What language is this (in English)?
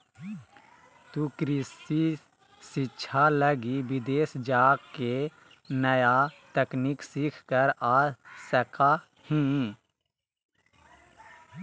Magahi